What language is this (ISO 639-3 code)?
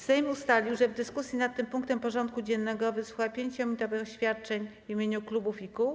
pol